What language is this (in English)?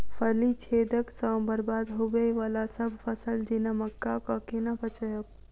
Maithili